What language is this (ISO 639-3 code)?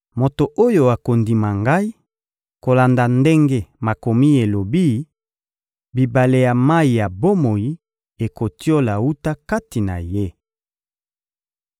lin